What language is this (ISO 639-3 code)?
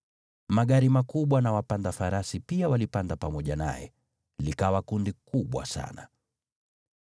swa